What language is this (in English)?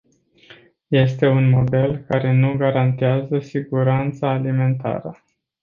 Romanian